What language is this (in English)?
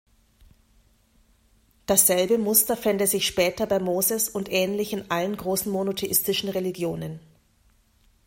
German